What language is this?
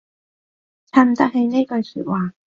Cantonese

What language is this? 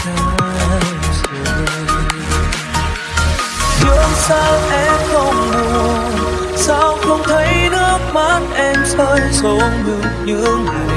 Vietnamese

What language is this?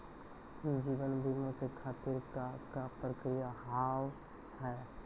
Maithili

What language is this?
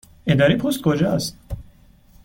Persian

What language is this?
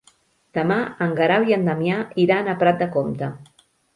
Catalan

